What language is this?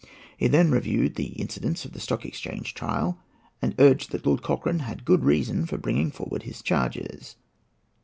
English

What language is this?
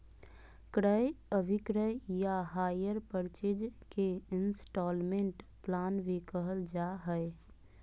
Magahi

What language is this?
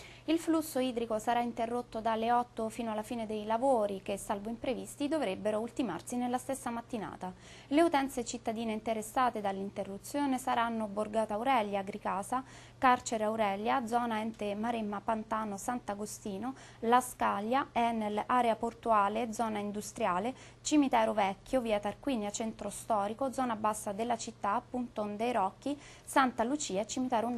Italian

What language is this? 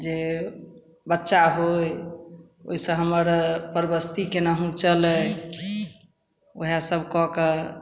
Maithili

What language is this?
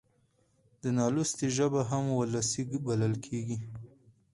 Pashto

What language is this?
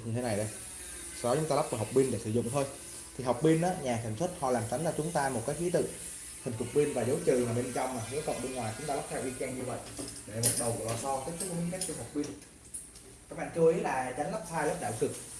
Vietnamese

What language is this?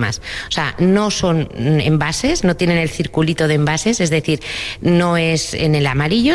Spanish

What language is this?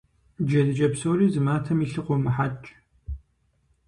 Kabardian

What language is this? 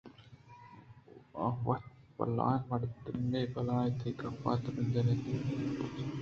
Eastern Balochi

